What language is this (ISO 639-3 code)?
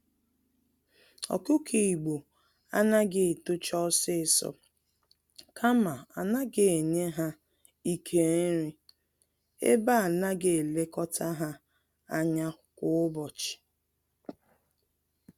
ibo